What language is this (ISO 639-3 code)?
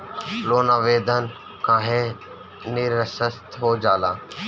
bho